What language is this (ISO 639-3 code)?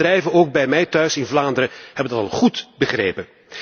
nld